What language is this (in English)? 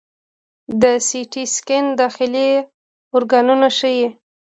Pashto